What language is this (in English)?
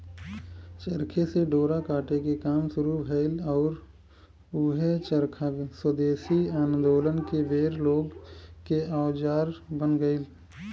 Bhojpuri